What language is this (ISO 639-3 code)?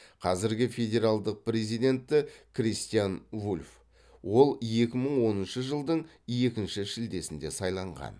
kaz